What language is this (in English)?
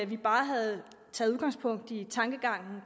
Danish